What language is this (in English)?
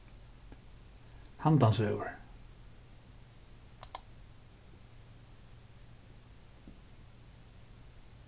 Faroese